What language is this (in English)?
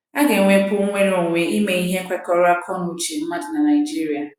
Igbo